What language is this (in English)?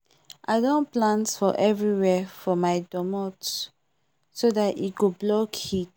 Nigerian Pidgin